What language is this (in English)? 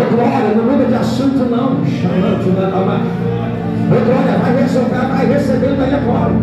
Portuguese